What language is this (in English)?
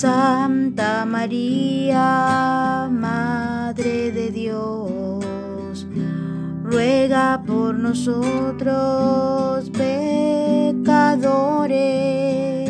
Spanish